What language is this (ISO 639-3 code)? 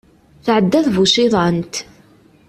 kab